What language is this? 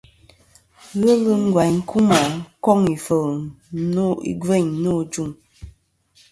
Kom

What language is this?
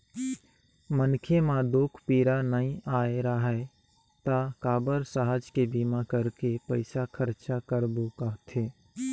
Chhattisgarhi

